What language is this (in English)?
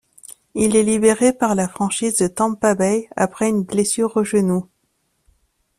French